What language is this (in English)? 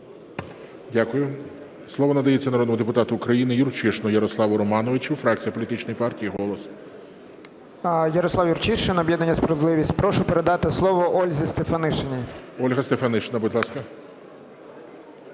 Ukrainian